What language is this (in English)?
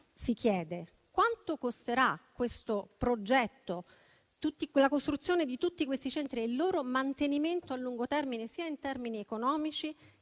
Italian